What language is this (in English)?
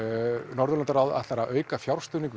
Icelandic